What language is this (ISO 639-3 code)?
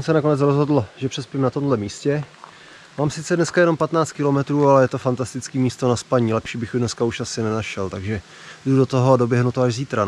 ces